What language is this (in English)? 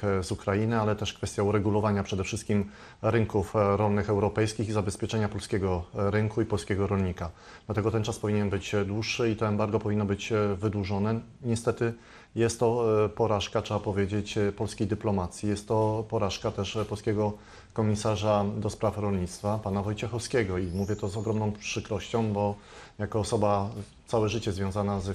Polish